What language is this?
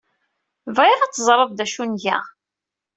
Kabyle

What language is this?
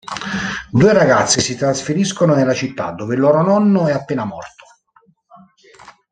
Italian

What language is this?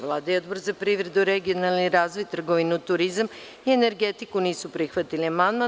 Serbian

